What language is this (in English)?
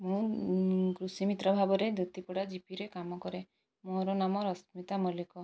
Odia